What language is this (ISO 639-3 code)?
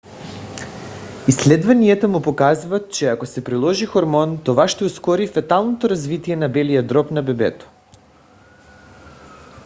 bul